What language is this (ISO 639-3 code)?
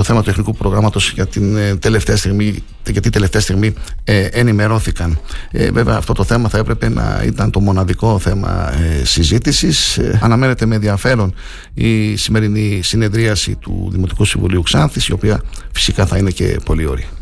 ell